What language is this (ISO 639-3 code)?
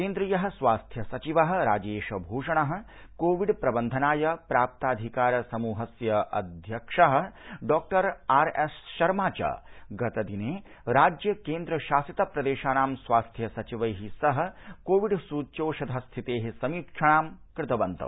san